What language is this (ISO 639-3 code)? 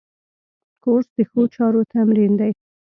pus